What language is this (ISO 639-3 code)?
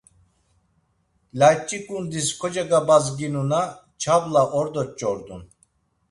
lzz